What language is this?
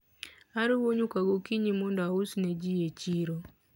Luo (Kenya and Tanzania)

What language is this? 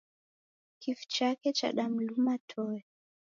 Taita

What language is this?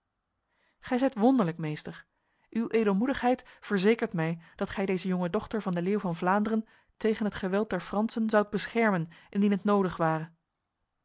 Dutch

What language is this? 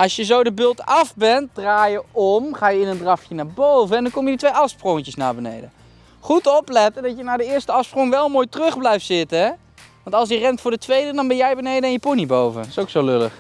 Dutch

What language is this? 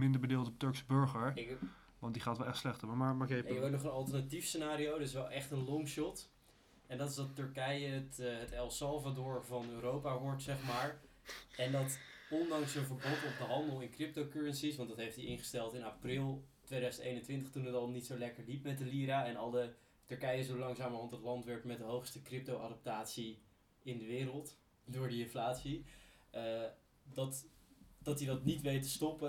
Dutch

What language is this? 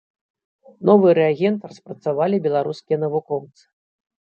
Belarusian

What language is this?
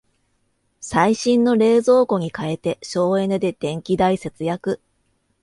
Japanese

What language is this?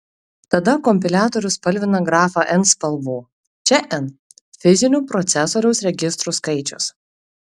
Lithuanian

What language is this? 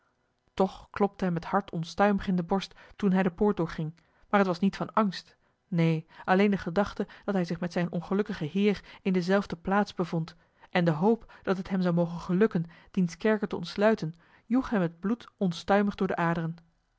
Dutch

